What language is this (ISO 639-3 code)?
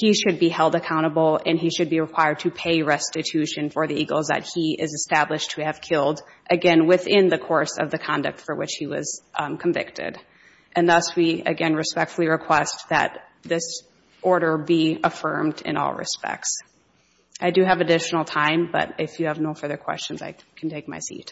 eng